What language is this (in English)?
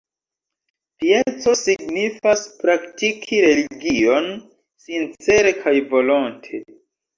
Esperanto